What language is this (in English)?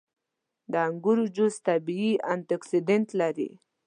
Pashto